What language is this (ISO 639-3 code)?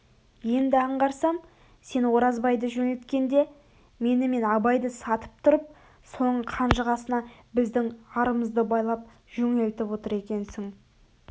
kaz